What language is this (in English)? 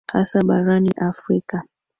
Swahili